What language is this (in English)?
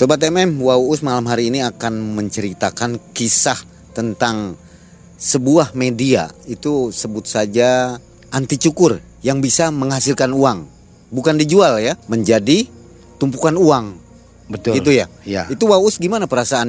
Indonesian